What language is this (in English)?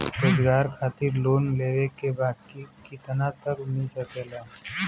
Bhojpuri